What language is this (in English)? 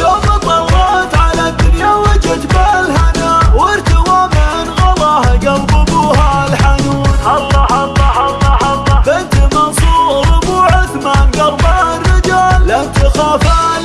Arabic